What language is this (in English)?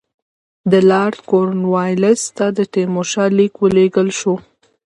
Pashto